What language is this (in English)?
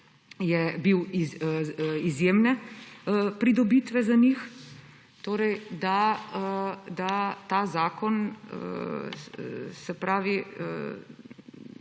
Slovenian